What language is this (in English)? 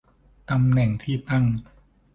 Thai